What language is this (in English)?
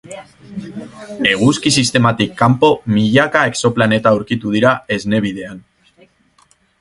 Basque